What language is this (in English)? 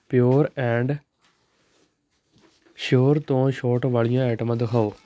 Punjabi